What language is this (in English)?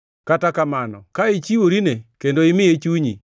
Luo (Kenya and Tanzania)